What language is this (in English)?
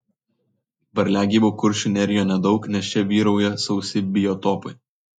Lithuanian